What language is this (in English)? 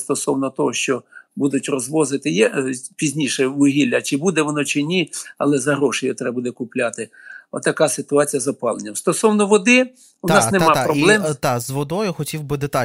Ukrainian